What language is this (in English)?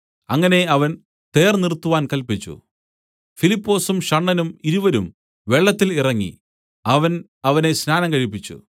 Malayalam